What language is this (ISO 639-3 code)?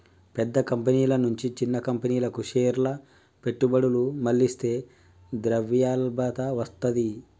tel